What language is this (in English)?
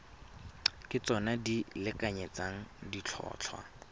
Tswana